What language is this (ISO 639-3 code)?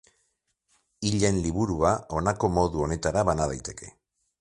eus